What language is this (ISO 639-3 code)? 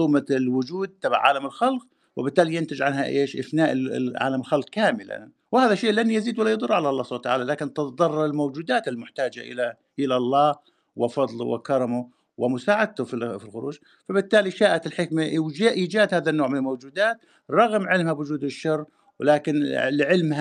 ara